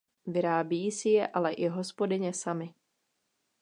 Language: Czech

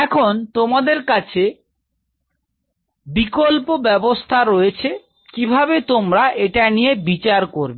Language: Bangla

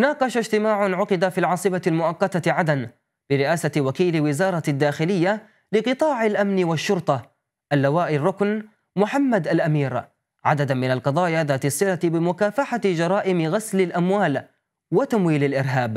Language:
Arabic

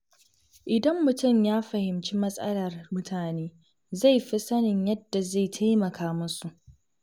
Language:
Hausa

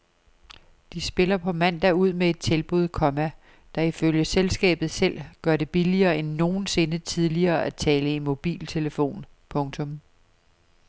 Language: Danish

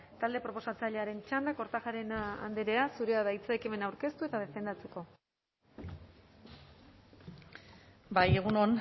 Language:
Basque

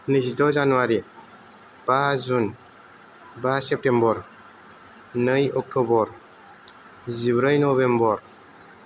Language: Bodo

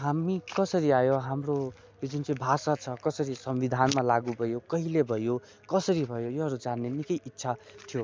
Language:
Nepali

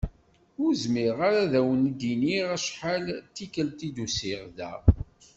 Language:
Kabyle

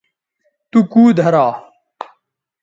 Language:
Bateri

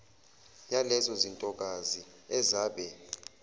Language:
Zulu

